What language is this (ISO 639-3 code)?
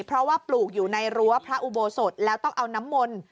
tha